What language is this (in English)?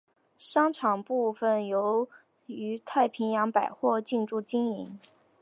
Chinese